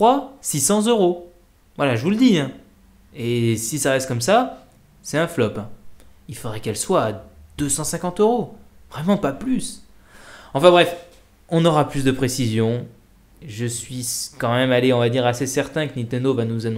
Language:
French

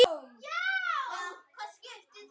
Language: Icelandic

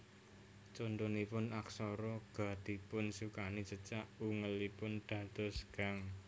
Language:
Javanese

